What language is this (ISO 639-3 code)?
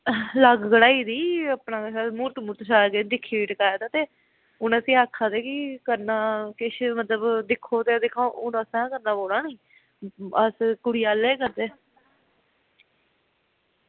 doi